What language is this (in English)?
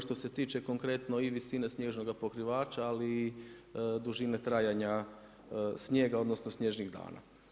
Croatian